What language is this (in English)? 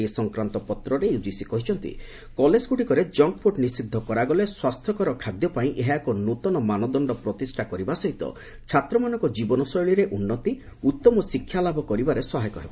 Odia